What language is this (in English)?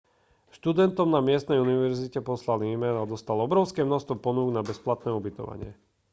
Slovak